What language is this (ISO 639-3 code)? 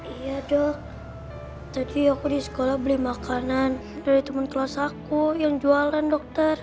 ind